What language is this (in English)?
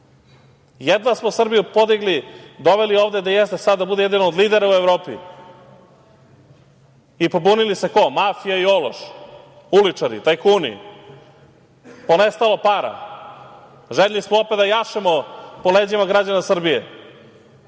Serbian